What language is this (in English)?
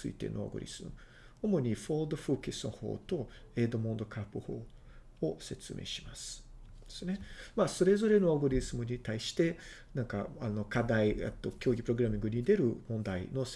Japanese